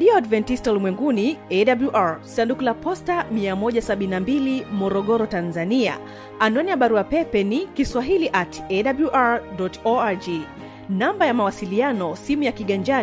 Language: Swahili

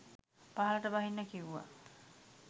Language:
Sinhala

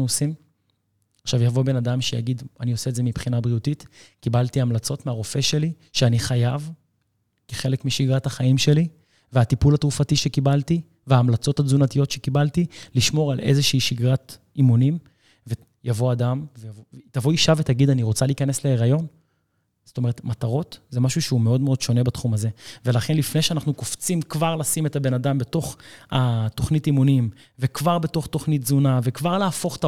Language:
Hebrew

